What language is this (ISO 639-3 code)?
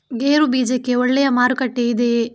kan